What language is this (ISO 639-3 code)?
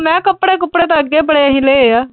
pan